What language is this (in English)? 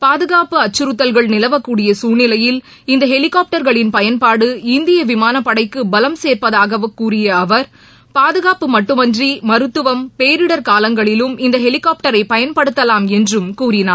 Tamil